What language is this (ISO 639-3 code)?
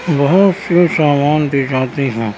urd